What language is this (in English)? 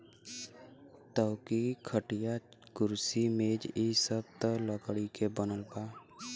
Bhojpuri